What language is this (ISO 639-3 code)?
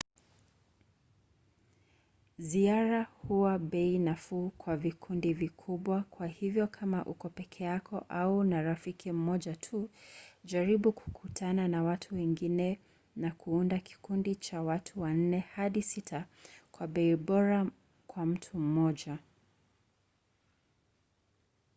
swa